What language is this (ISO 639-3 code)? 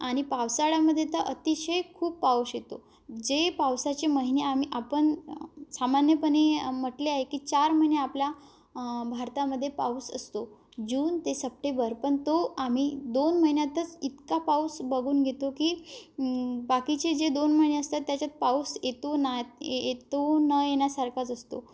mar